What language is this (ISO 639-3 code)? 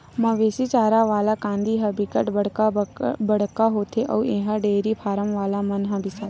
hne